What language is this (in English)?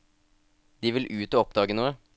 Norwegian